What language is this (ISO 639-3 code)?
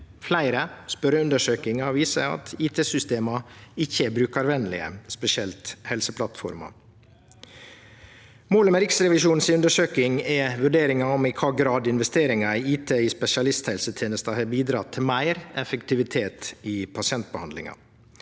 nor